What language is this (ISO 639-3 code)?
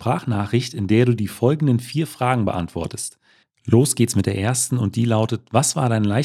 deu